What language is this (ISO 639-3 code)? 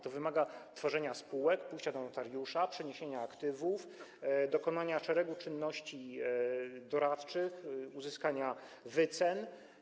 pol